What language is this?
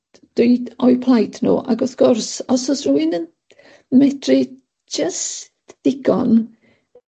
Welsh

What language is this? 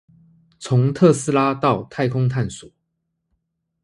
Chinese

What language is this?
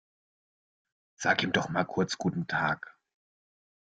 German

